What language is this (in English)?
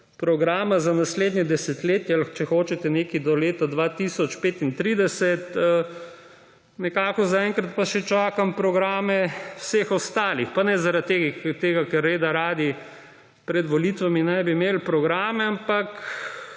Slovenian